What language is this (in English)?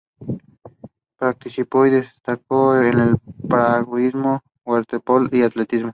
Spanish